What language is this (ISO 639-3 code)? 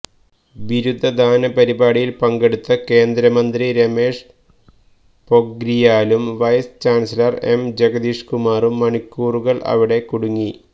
mal